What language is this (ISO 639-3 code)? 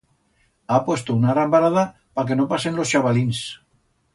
arg